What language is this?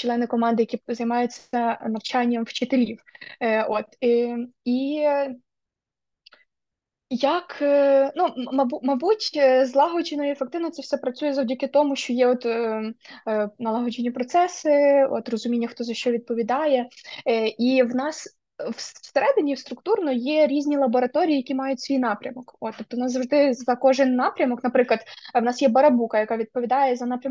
Ukrainian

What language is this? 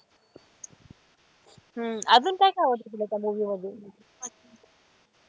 Marathi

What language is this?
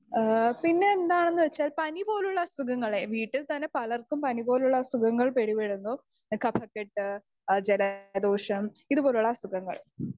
Malayalam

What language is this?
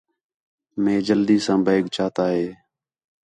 Khetrani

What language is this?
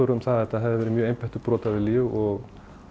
Icelandic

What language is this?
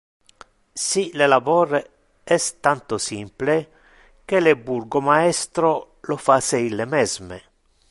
Interlingua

